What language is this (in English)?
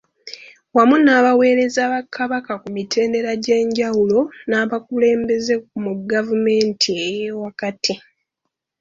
Ganda